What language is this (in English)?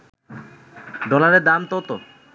Bangla